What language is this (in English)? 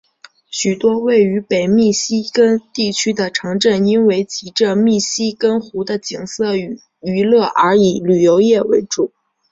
Chinese